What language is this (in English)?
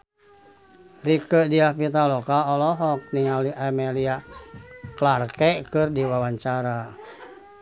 Sundanese